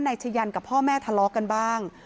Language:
Thai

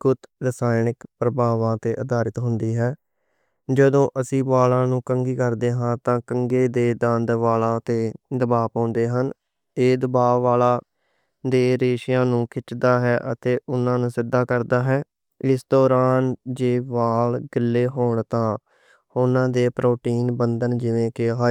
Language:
Western Panjabi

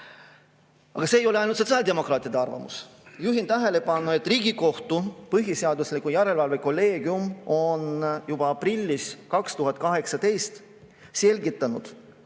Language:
Estonian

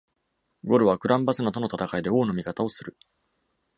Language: Japanese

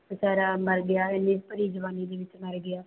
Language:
Punjabi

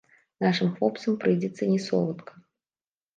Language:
Belarusian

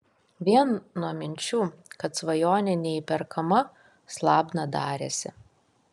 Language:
Lithuanian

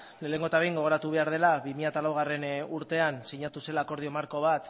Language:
Basque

